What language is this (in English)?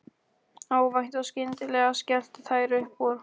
Icelandic